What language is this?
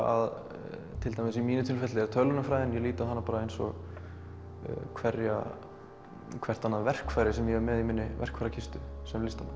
Icelandic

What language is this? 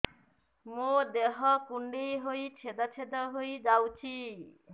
Odia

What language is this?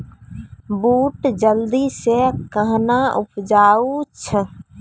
Maithili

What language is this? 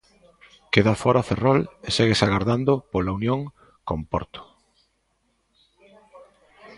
Galician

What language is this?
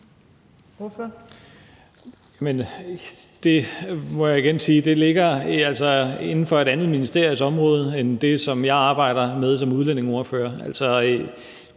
Danish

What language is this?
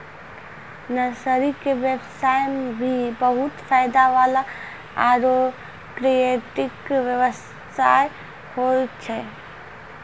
Maithili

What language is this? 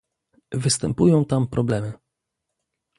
Polish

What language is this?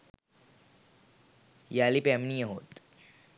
Sinhala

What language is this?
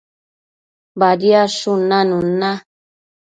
Matsés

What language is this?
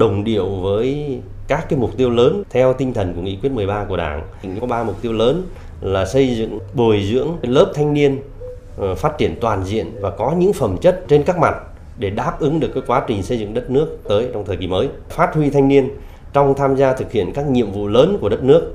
Vietnamese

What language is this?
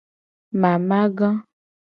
Gen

